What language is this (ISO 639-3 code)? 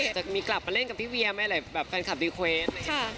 tha